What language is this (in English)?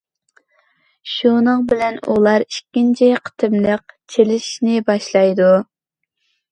Uyghur